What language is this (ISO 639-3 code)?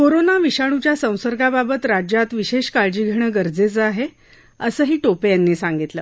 mar